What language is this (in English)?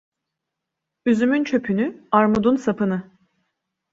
Turkish